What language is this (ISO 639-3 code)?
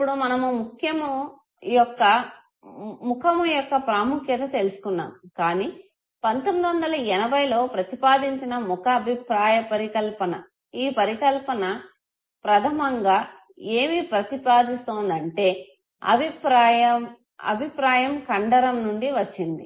tel